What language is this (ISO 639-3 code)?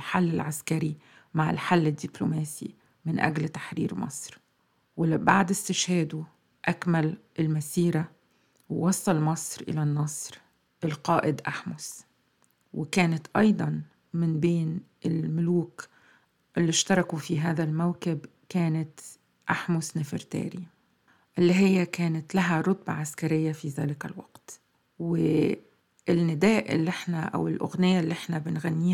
ara